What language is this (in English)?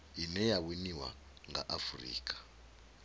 Venda